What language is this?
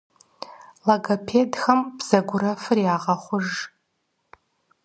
Kabardian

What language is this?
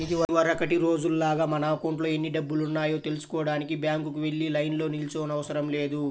Telugu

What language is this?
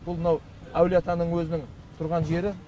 Kazakh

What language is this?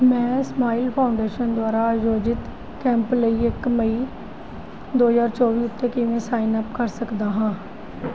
Punjabi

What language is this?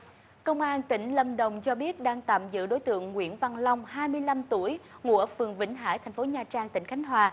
Vietnamese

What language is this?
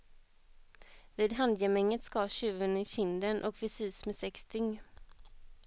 Swedish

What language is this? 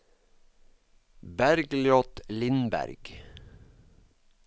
Norwegian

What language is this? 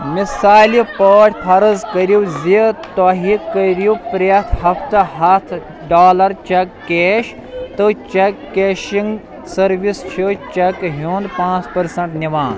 Kashmiri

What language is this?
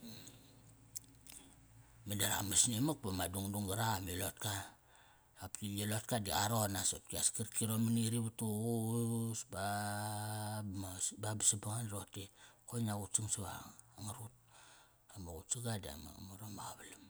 Kairak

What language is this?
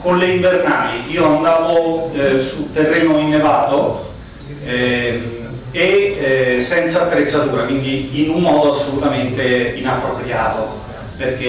Italian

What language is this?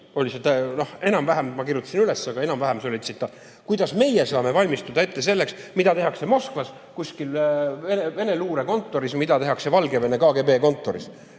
Estonian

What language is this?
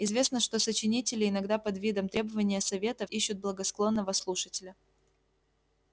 Russian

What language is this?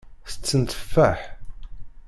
Kabyle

